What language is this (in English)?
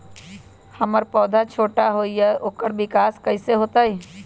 Magahi